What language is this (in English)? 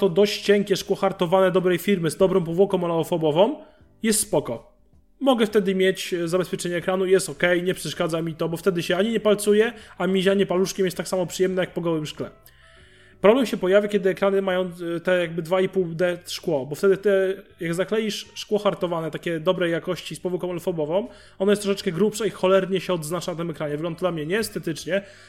Polish